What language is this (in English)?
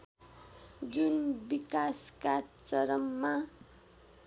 Nepali